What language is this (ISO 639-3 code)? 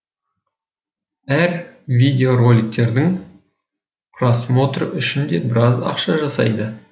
kaz